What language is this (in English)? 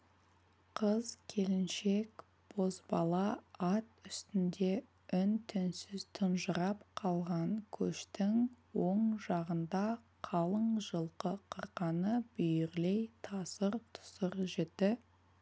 Kazakh